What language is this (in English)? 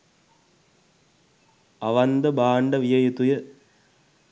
Sinhala